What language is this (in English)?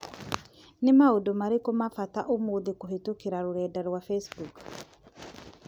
Kikuyu